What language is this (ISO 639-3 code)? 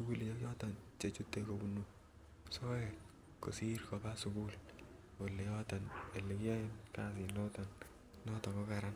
kln